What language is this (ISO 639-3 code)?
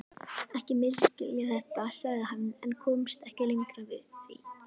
isl